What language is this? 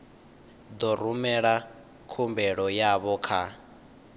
Venda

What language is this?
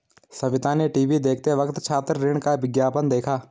Hindi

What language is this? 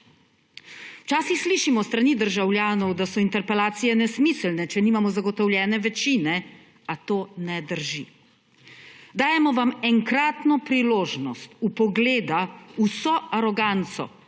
Slovenian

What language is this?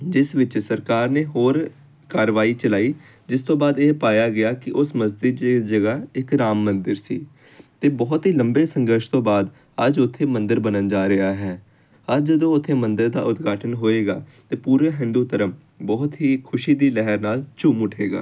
Punjabi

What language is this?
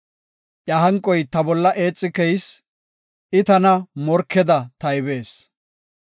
Gofa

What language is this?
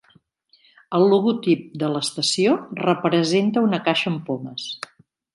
Catalan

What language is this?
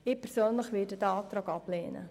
Swiss German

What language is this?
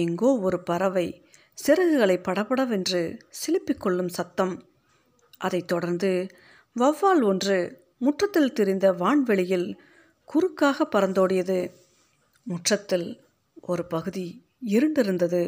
Tamil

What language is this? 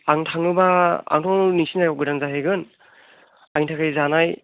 Bodo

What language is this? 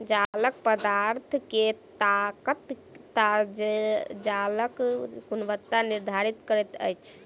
Maithili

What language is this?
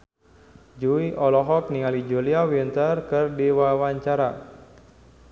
Sundanese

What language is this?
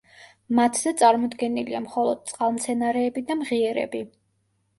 Georgian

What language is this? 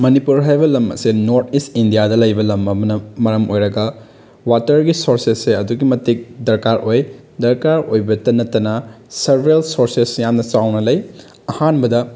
Manipuri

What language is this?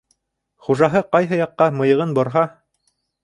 Bashkir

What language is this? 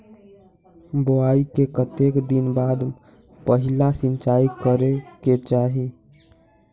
Magahi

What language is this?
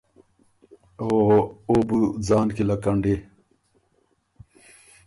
Ormuri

